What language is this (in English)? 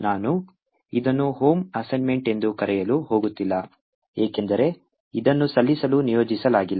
Kannada